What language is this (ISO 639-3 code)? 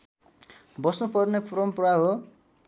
nep